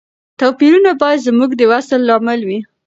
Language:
Pashto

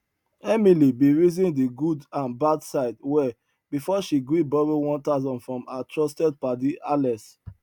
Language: Nigerian Pidgin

